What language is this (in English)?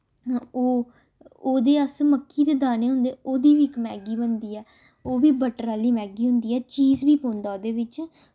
Dogri